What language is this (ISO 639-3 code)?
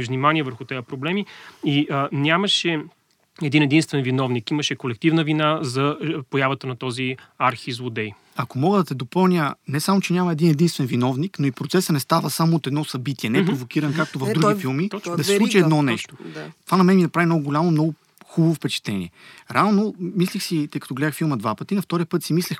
bul